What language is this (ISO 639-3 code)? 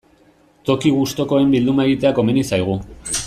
eus